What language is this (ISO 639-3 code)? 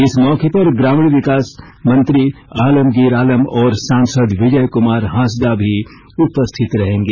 hin